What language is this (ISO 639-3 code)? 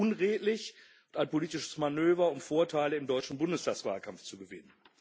deu